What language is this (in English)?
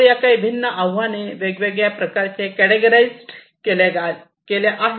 Marathi